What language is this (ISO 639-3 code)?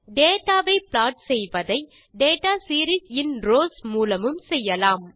tam